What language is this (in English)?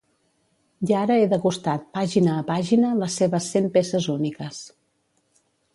Catalan